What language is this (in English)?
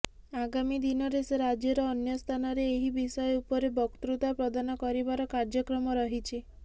Odia